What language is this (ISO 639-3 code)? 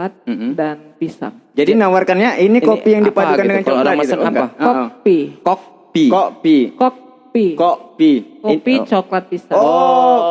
ind